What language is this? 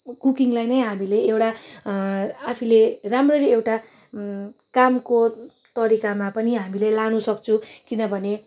Nepali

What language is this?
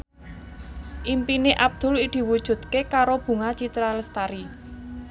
Javanese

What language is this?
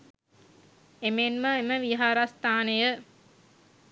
Sinhala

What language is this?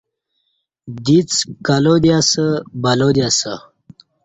Kati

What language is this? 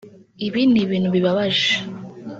Kinyarwanda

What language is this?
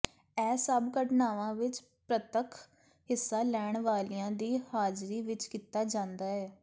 Punjabi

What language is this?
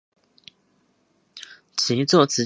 Chinese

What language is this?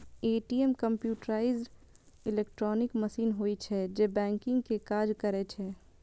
Maithili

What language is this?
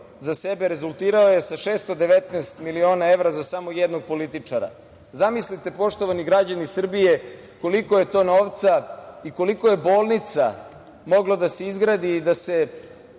Serbian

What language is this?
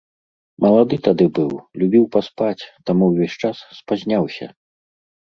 Belarusian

